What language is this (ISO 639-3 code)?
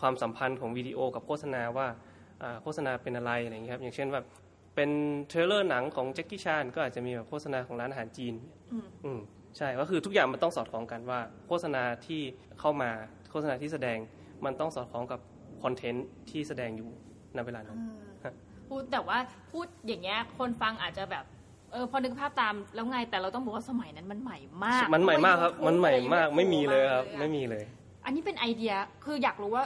tha